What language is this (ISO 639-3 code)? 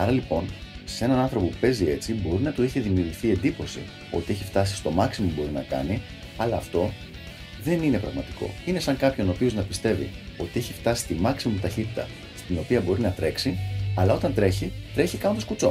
ell